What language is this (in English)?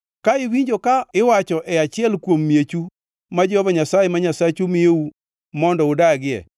Luo (Kenya and Tanzania)